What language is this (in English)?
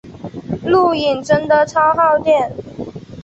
Chinese